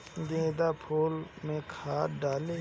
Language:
Bhojpuri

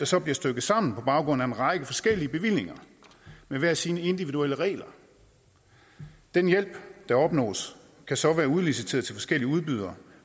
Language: Danish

